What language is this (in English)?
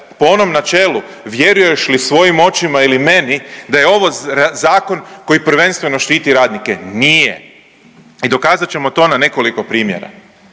Croatian